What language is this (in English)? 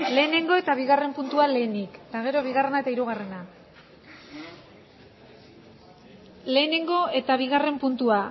Basque